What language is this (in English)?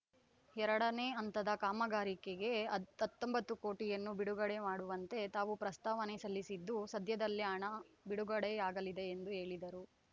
Kannada